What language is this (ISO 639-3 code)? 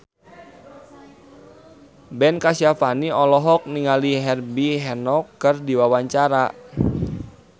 sun